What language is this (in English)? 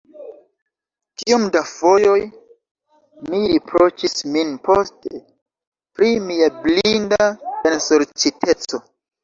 Esperanto